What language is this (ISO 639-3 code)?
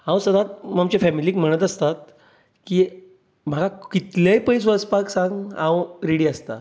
kok